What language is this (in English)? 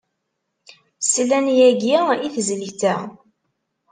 Kabyle